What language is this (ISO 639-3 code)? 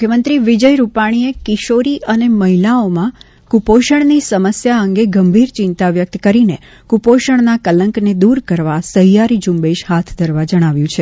guj